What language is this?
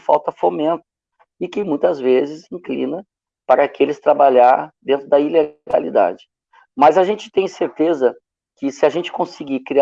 Portuguese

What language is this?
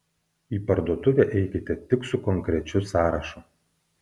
Lithuanian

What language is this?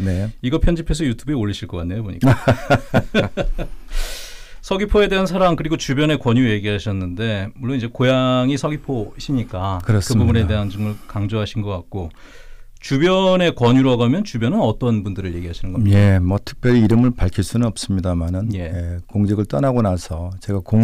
Korean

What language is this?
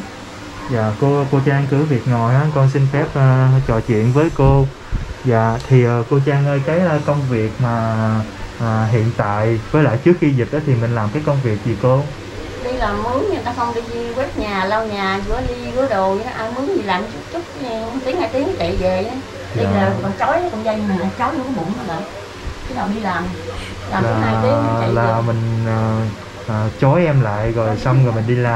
Vietnamese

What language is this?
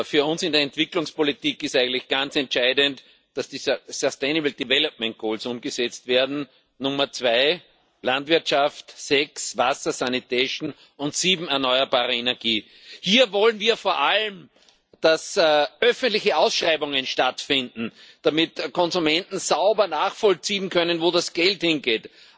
German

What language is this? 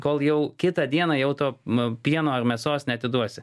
Lithuanian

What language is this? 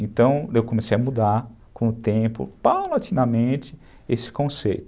Portuguese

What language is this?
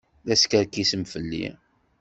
Kabyle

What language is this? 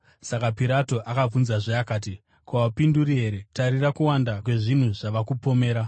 Shona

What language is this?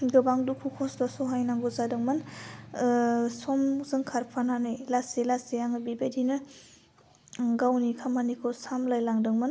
Bodo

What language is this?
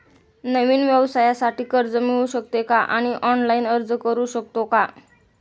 Marathi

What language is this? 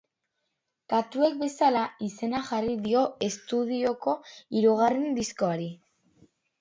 Basque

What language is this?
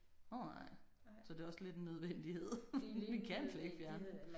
Danish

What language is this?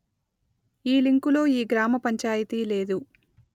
Telugu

